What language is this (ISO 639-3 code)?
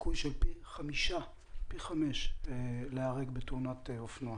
heb